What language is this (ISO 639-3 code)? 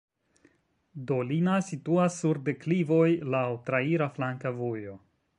epo